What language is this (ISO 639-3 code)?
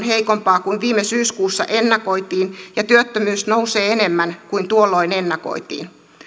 fin